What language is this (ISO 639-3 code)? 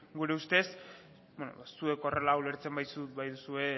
eus